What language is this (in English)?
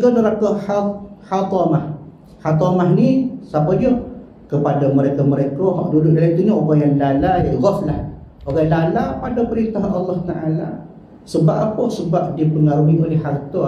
Malay